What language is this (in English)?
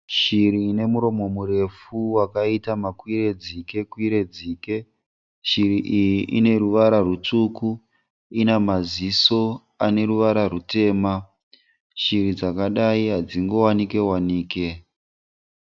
Shona